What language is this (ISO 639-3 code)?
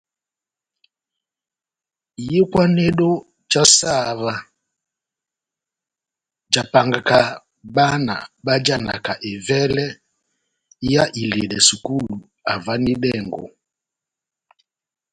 bnm